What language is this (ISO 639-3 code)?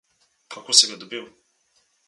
slv